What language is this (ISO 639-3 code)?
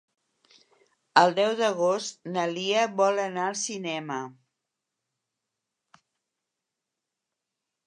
cat